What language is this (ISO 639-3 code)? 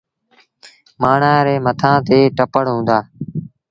sbn